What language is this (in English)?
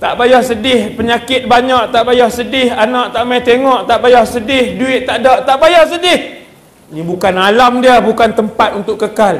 Malay